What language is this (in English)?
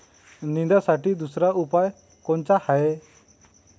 Marathi